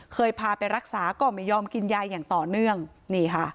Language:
Thai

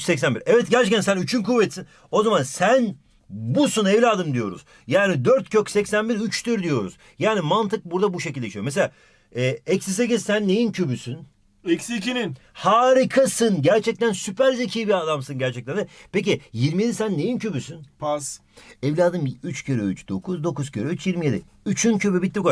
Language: Turkish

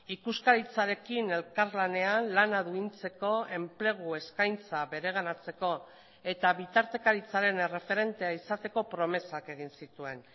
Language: Basque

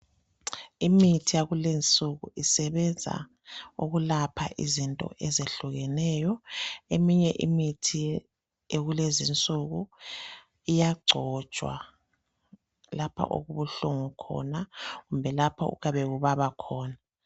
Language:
North Ndebele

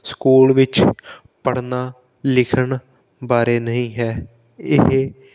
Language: Punjabi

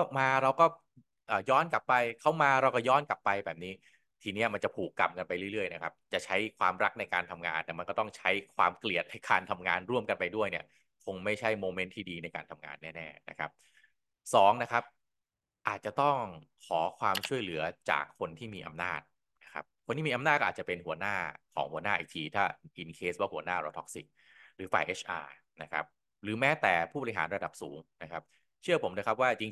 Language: Thai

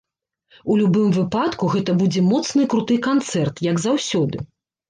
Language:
Belarusian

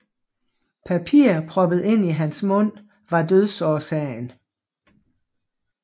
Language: Danish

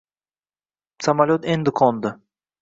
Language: Uzbek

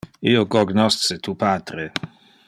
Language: Interlingua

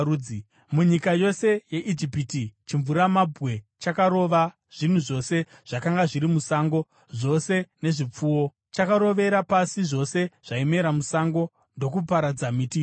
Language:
Shona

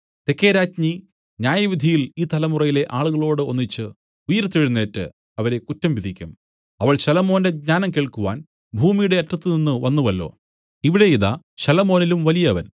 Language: Malayalam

